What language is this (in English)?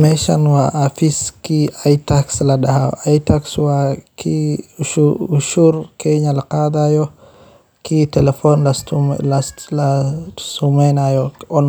Somali